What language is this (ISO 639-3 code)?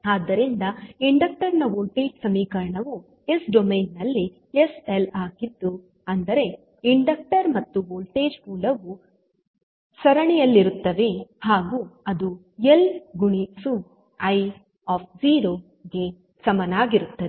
kan